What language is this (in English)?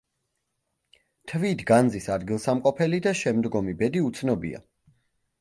Georgian